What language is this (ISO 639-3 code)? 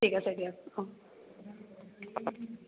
asm